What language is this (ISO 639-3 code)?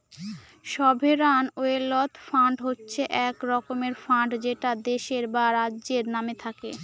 ben